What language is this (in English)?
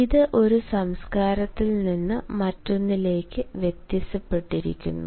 Malayalam